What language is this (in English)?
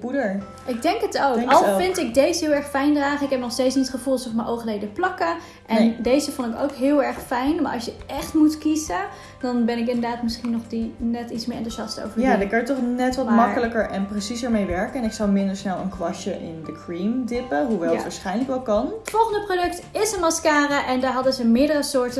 Dutch